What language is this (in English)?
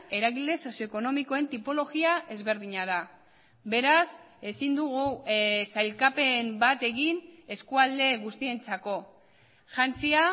Basque